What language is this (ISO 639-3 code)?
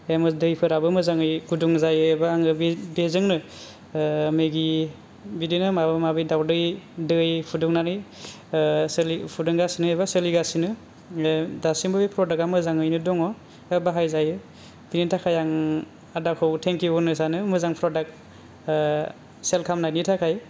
brx